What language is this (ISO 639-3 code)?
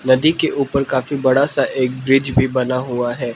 hin